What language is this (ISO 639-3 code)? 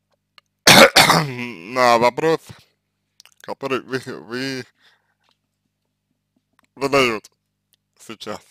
rus